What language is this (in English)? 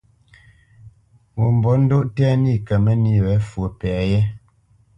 Bamenyam